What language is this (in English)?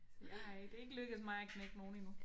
Danish